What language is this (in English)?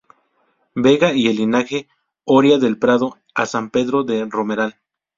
Spanish